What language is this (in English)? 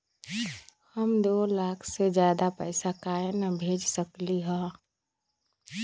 Magahi